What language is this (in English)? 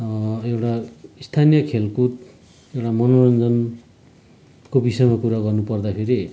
Nepali